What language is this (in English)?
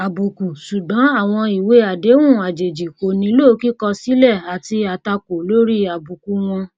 Yoruba